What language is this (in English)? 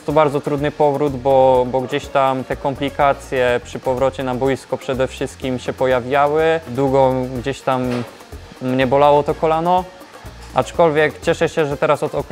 Polish